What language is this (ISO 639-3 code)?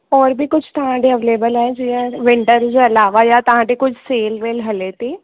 snd